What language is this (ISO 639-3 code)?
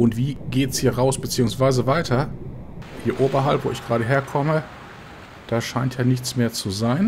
deu